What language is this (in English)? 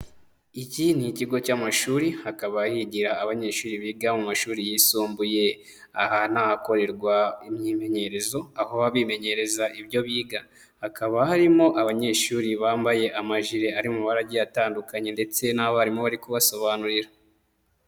Kinyarwanda